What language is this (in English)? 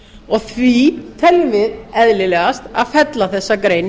Icelandic